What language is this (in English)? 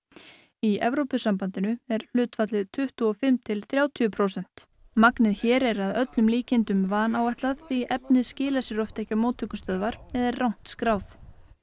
Icelandic